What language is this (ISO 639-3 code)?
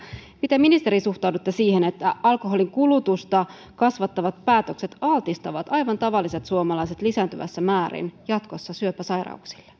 fin